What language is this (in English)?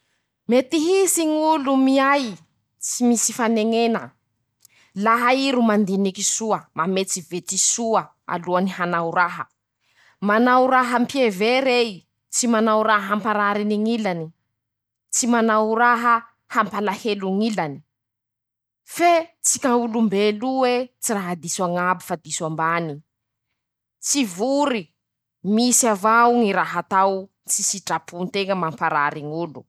Masikoro Malagasy